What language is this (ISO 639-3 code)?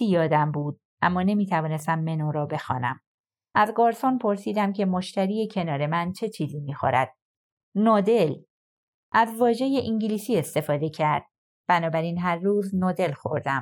fas